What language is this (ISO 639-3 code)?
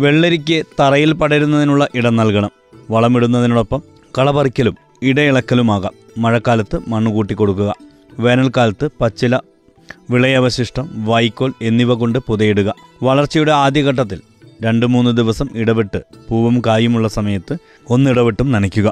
mal